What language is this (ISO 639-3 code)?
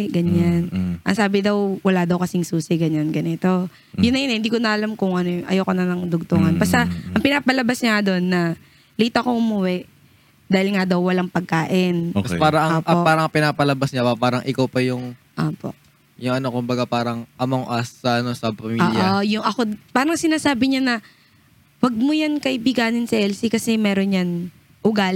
fil